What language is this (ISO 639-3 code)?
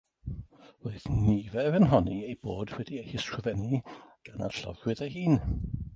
cym